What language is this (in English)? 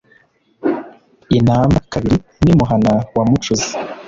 Kinyarwanda